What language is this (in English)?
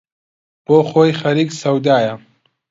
Central Kurdish